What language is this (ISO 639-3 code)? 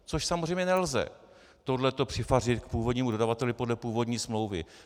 ces